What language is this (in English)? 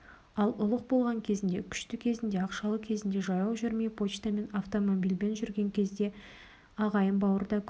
Kazakh